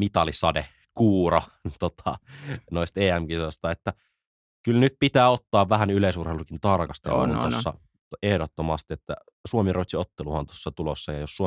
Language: Finnish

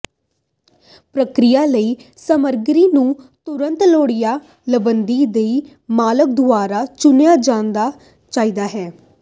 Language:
Punjabi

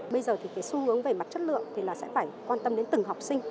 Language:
Vietnamese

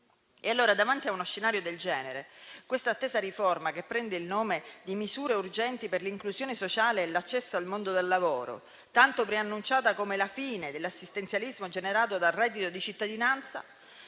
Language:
Italian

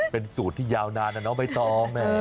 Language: Thai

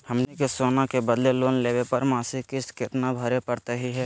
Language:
Magahi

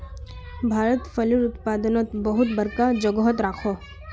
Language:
Magahi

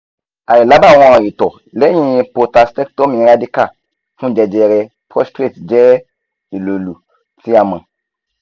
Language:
Yoruba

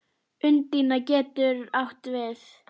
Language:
Icelandic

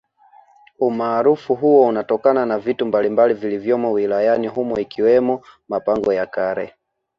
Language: Swahili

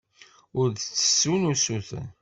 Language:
Kabyle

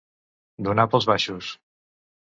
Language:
Catalan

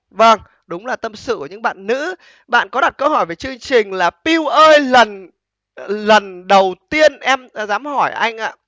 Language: Vietnamese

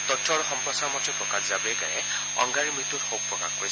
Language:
Assamese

